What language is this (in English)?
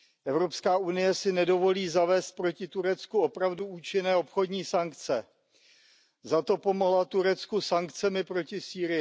Czech